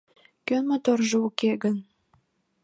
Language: Mari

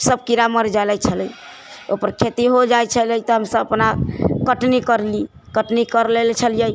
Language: Maithili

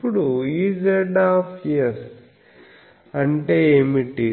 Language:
Telugu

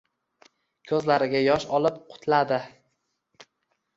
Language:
Uzbek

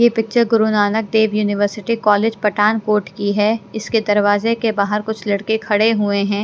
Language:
Hindi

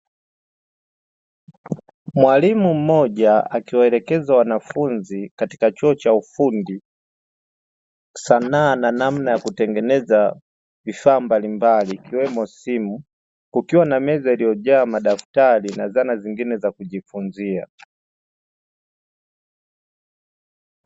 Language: Swahili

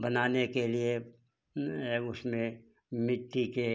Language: Hindi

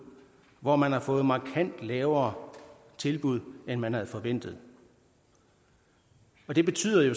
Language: Danish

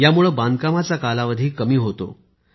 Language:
Marathi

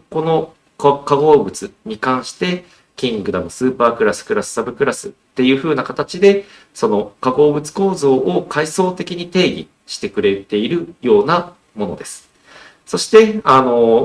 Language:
Japanese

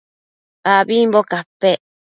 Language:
Matsés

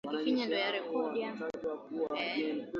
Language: Swahili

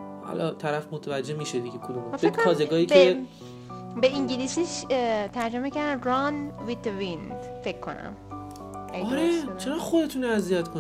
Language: Persian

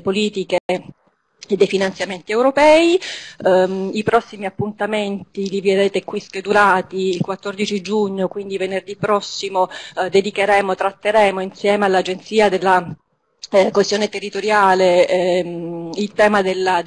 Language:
Italian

